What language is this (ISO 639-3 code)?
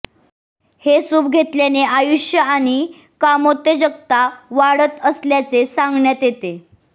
mar